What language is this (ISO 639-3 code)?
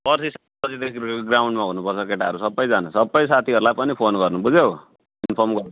nep